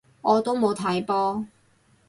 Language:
Cantonese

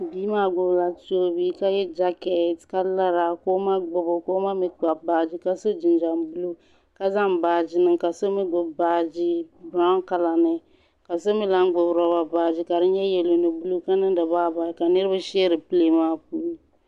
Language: Dagbani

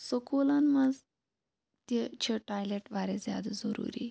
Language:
Kashmiri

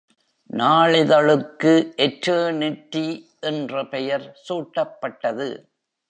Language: Tamil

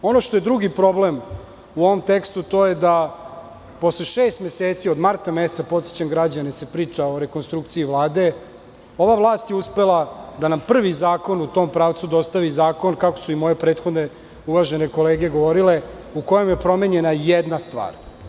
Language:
Serbian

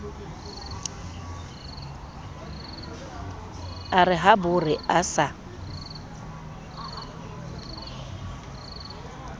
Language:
Southern Sotho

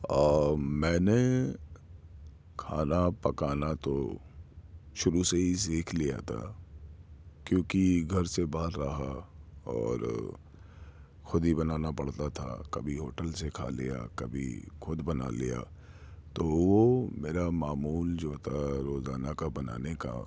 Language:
Urdu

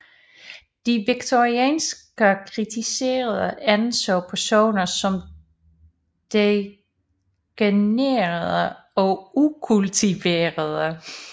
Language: Danish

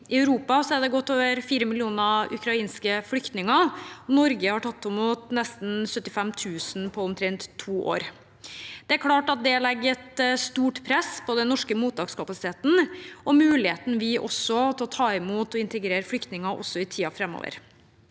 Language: Norwegian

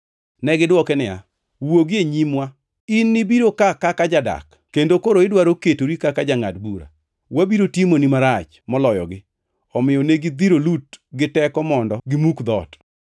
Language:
Luo (Kenya and Tanzania)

